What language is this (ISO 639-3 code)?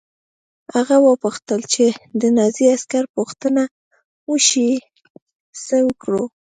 pus